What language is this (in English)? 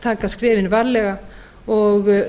Icelandic